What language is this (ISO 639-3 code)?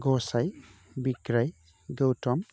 brx